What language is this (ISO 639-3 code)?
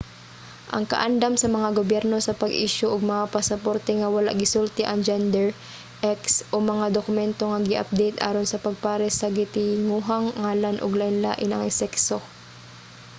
ceb